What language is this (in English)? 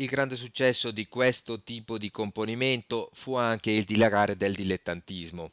Italian